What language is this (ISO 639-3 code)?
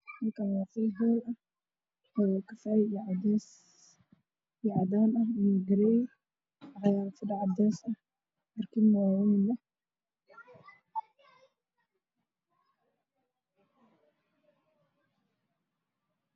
som